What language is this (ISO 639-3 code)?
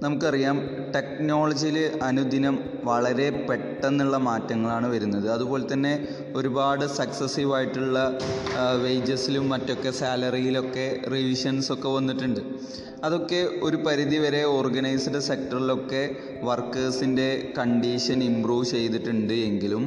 mal